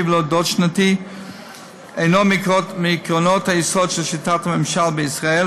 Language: Hebrew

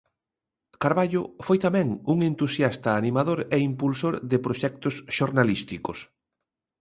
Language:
Galician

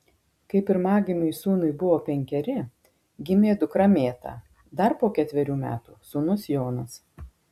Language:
Lithuanian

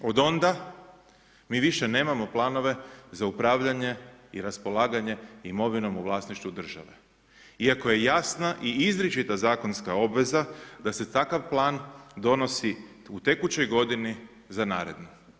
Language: Croatian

